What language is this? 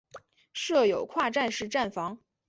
Chinese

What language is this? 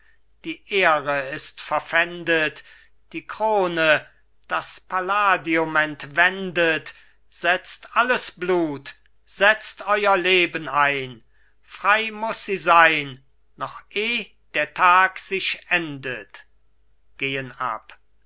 German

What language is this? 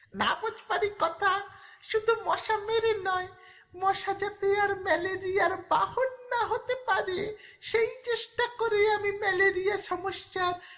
Bangla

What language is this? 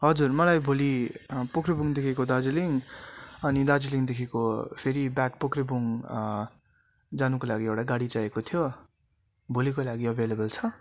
Nepali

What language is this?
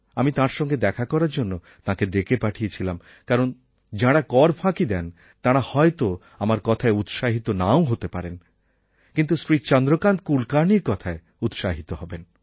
Bangla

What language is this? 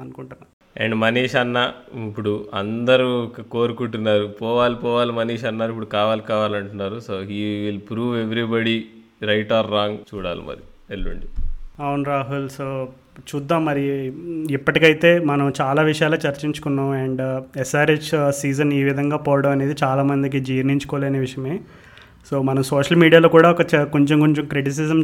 Telugu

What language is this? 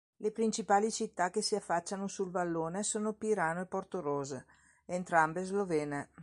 Italian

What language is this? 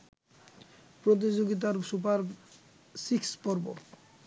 Bangla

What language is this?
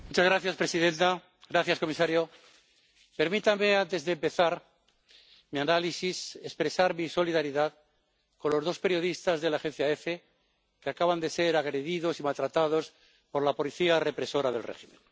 Spanish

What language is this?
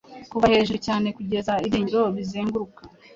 Kinyarwanda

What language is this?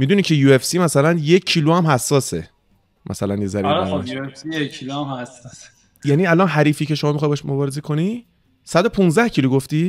Persian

